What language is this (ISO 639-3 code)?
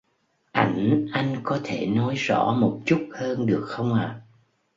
vie